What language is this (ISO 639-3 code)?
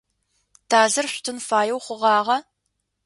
ady